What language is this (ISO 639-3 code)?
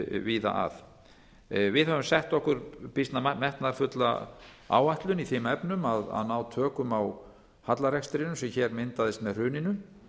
isl